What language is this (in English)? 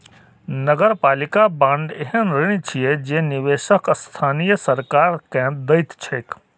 Maithili